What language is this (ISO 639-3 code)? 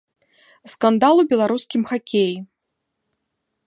bel